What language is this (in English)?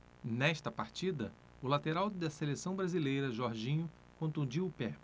Portuguese